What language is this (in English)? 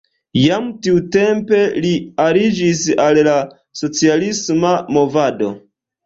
Esperanto